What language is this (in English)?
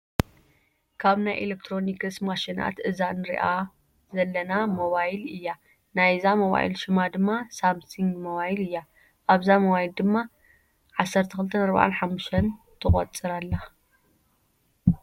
Tigrinya